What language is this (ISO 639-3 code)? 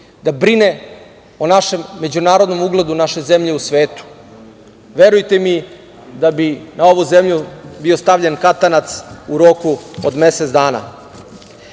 srp